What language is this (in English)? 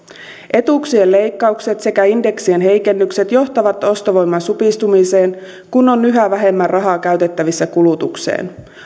Finnish